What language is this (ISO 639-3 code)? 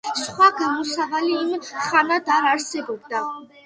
kat